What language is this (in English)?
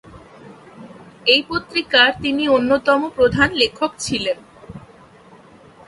Bangla